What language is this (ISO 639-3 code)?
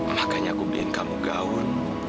ind